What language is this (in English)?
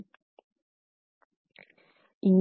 Tamil